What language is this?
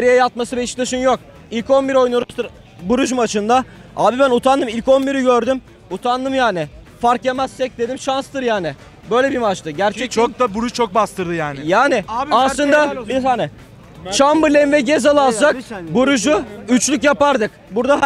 Turkish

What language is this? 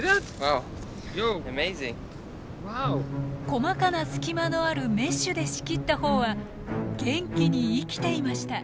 Japanese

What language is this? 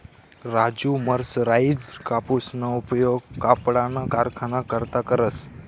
Marathi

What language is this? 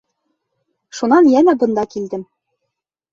Bashkir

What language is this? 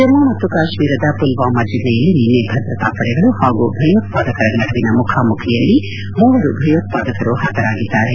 Kannada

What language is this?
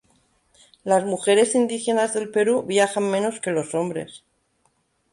Spanish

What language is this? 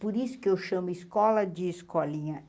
Portuguese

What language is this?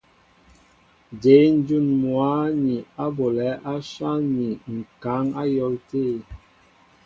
Mbo (Cameroon)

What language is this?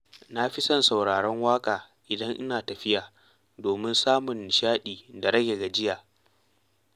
Hausa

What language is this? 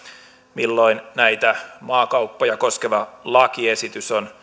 Finnish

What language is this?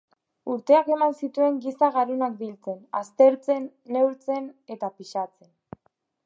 Basque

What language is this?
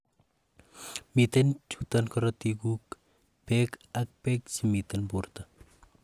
Kalenjin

